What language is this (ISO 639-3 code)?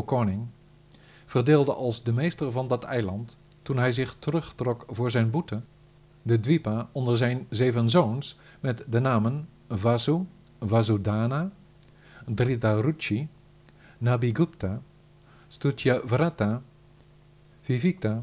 nld